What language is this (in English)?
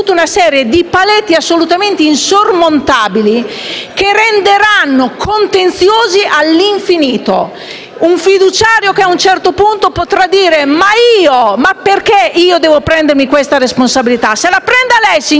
Italian